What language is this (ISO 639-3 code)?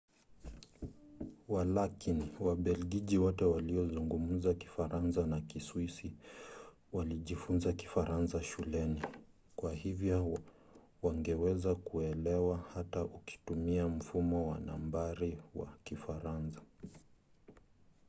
swa